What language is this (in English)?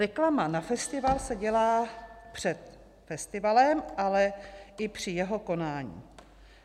Czech